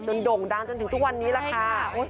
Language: Thai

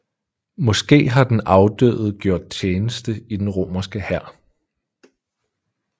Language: Danish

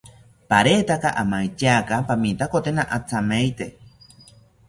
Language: South Ucayali Ashéninka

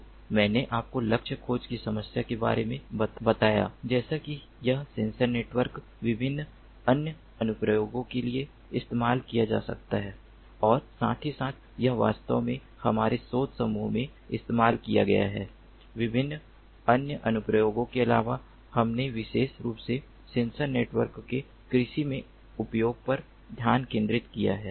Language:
Hindi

